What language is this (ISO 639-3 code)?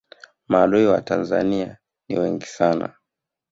swa